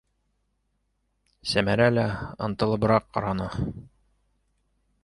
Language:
Bashkir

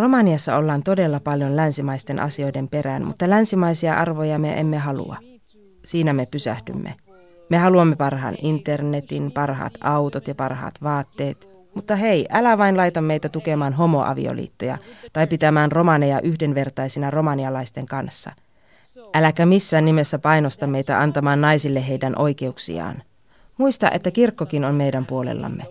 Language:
Finnish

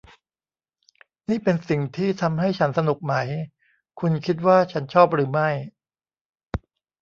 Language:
Thai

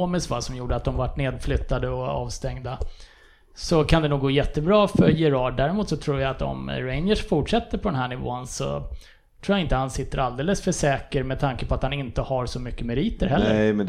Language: Swedish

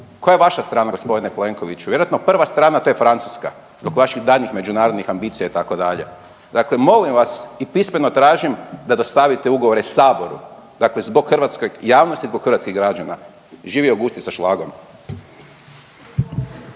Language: Croatian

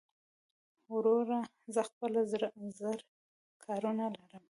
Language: Pashto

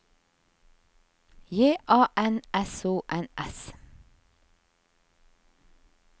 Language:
Norwegian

